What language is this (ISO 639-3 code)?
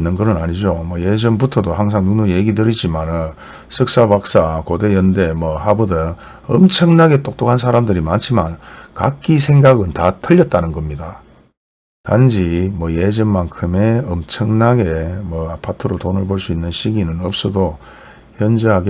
kor